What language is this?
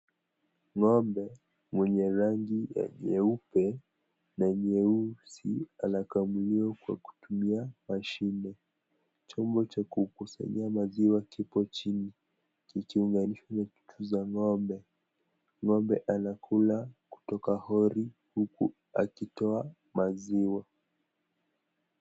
Swahili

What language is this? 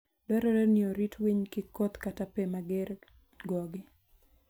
Luo (Kenya and Tanzania)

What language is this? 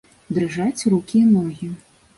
Belarusian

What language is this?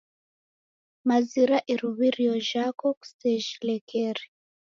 Taita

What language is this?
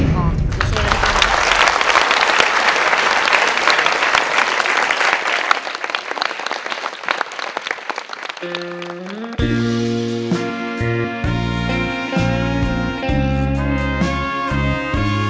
Thai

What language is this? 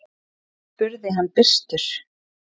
Icelandic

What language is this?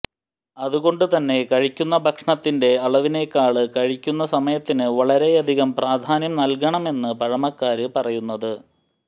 Malayalam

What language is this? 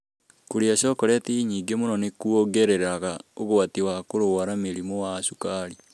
Kikuyu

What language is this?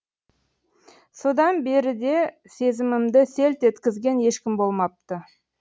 Kazakh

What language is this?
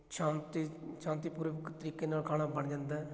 Punjabi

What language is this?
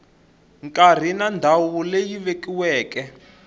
Tsonga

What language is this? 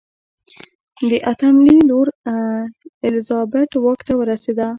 Pashto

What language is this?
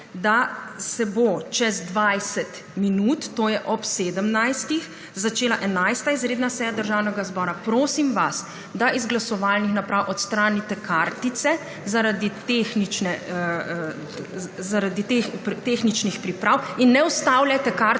Slovenian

